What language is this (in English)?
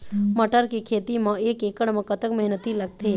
Chhattisgarhi